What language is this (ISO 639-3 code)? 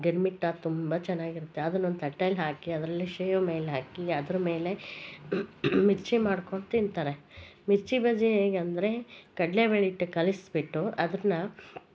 kan